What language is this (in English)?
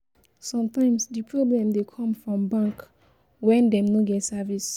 Nigerian Pidgin